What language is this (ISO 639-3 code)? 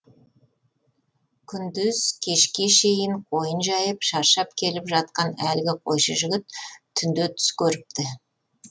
kaz